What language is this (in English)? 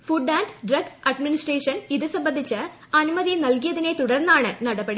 Malayalam